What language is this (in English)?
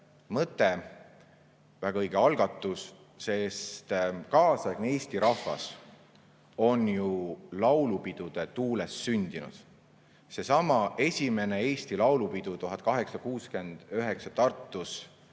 Estonian